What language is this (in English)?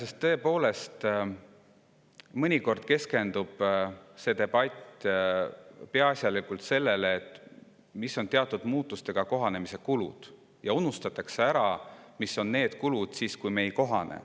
Estonian